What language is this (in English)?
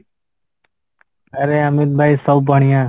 Odia